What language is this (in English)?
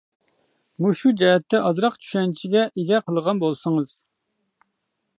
Uyghur